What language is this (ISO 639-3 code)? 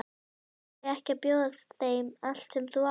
isl